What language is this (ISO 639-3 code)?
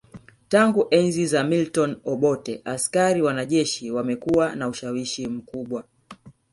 swa